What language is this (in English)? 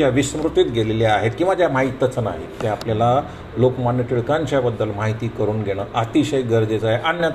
Marathi